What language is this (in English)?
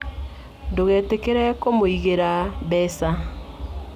Kikuyu